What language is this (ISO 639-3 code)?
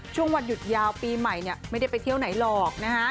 tha